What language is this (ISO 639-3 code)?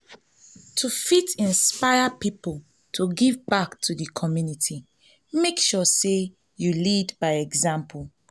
pcm